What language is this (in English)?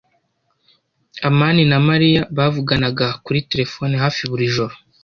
Kinyarwanda